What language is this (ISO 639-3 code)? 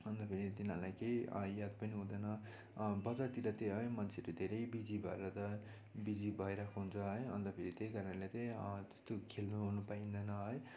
nep